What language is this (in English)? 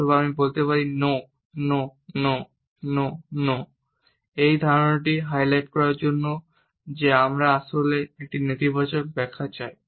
Bangla